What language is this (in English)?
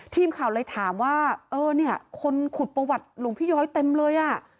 Thai